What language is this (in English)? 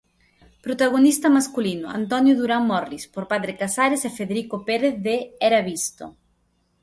Galician